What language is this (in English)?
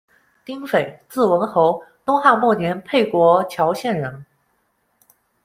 Chinese